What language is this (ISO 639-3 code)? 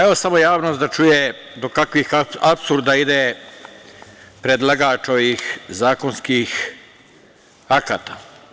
srp